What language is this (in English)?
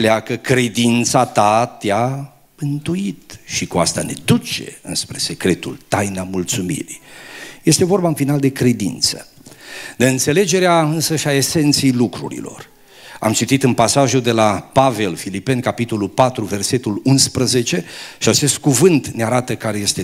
Romanian